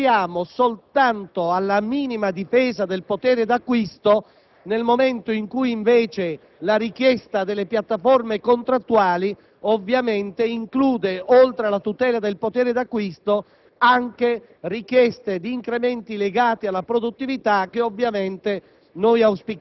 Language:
Italian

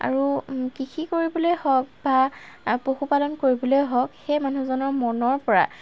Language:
Assamese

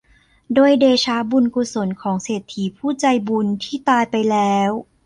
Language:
Thai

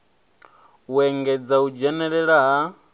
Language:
Venda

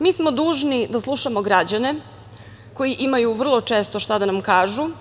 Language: Serbian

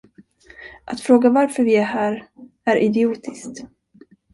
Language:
Swedish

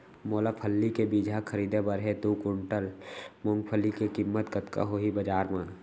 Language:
Chhattisgarhi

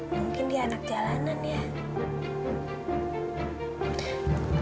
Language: Indonesian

